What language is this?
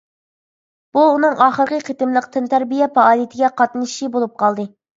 Uyghur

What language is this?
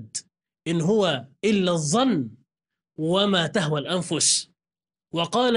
Arabic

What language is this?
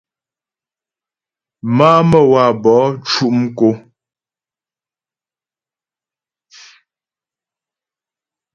Ghomala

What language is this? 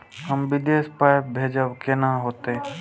Maithili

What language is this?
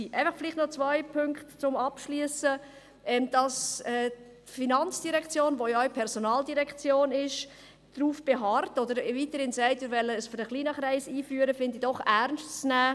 Swiss German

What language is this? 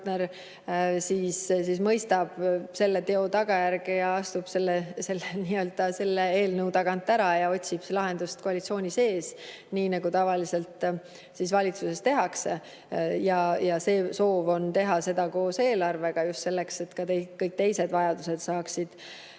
Estonian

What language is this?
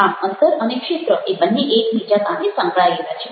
Gujarati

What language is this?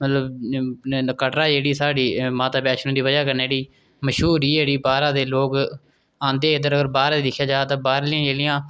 Dogri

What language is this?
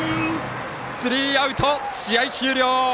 Japanese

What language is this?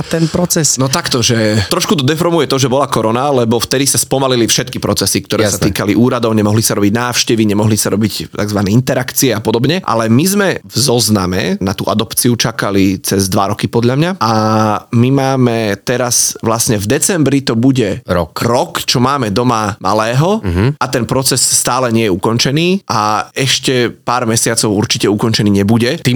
Slovak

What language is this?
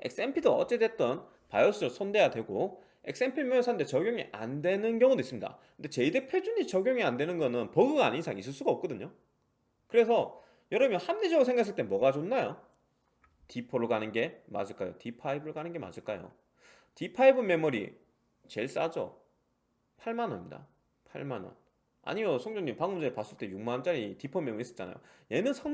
Korean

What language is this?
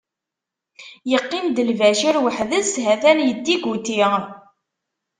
Kabyle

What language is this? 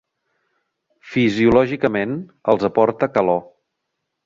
Catalan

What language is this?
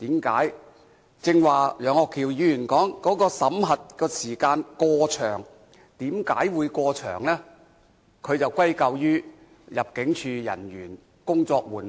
Cantonese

